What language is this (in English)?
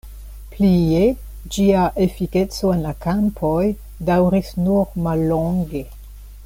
Esperanto